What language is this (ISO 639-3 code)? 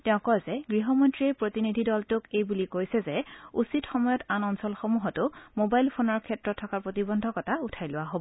asm